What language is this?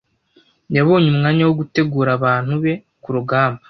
Kinyarwanda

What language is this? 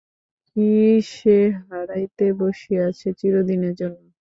Bangla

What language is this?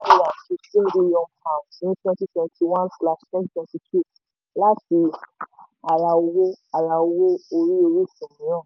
Yoruba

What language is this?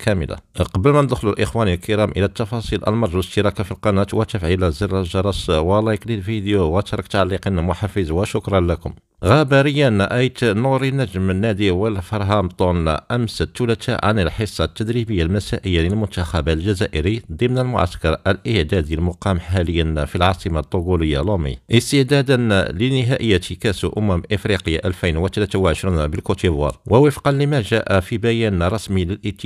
Arabic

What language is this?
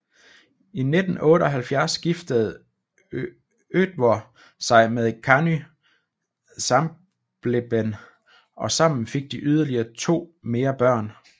Danish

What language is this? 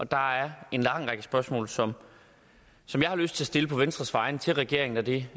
Danish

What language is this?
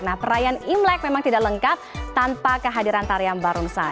Indonesian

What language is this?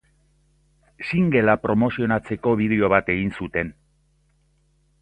Basque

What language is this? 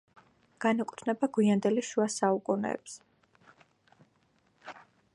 Georgian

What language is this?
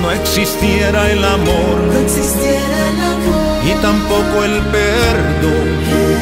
Romanian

